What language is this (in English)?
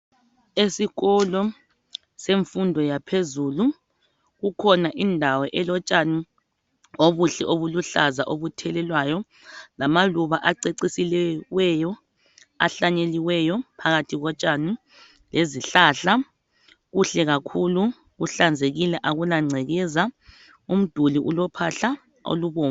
North Ndebele